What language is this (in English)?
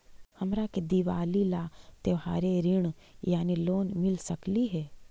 Magahi